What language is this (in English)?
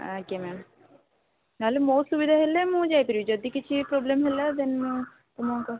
Odia